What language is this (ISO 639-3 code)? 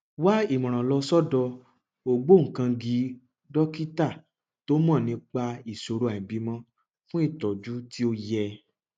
yor